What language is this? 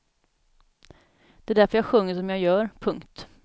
Swedish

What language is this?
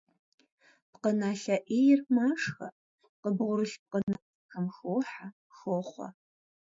Kabardian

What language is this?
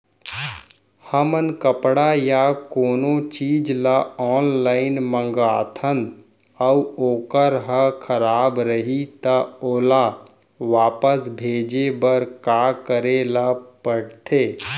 Chhattisgarhi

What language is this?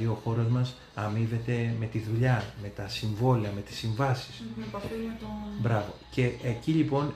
Greek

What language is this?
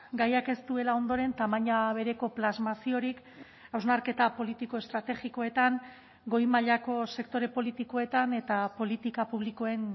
Basque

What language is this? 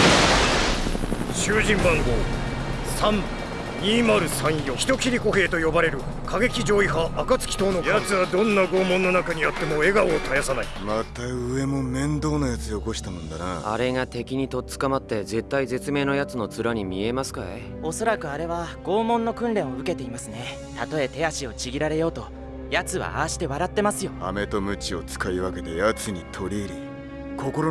Japanese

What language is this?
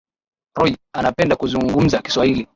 Swahili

